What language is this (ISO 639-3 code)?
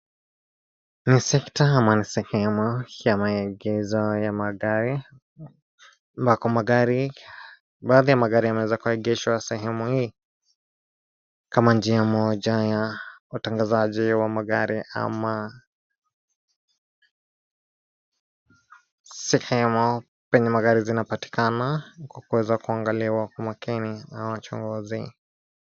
swa